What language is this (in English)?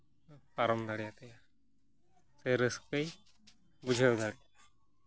Santali